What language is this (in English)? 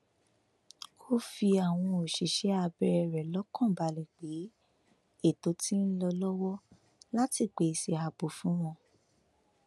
Yoruba